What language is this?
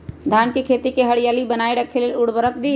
Magahi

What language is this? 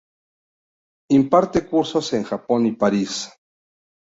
Spanish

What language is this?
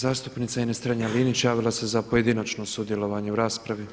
Croatian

